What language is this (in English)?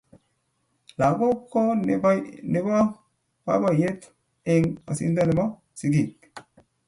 Kalenjin